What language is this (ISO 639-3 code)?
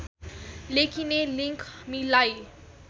nep